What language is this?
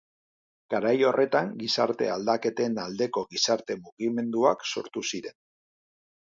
Basque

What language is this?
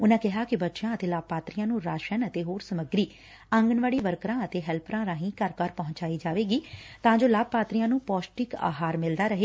Punjabi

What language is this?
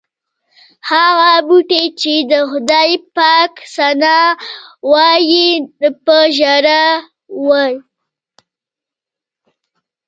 Pashto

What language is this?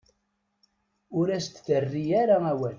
Kabyle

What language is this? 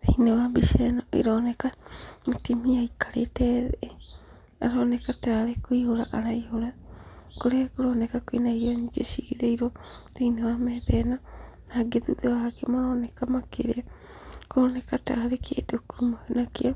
Kikuyu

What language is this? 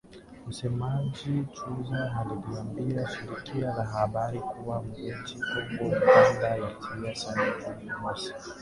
Swahili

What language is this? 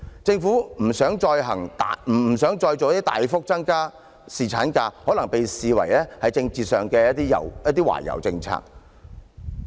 Cantonese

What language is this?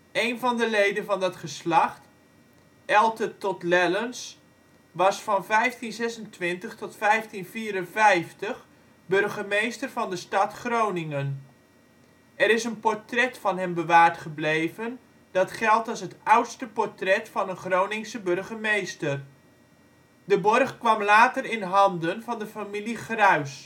Dutch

